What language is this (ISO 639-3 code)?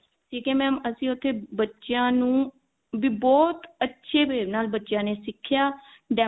pan